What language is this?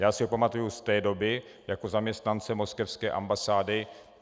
Czech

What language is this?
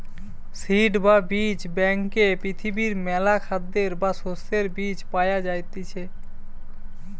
Bangla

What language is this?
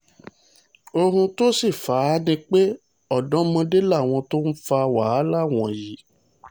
Yoruba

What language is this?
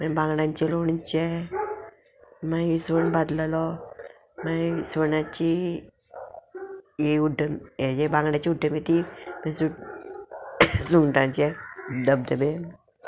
Konkani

